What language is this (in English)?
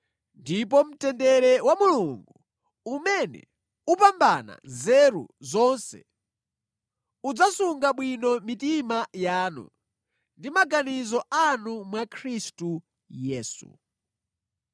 Nyanja